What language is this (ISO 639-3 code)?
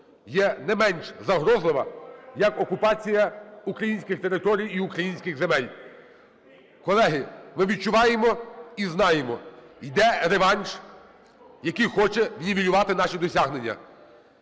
ukr